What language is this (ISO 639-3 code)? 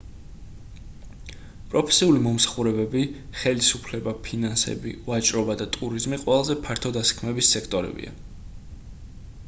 kat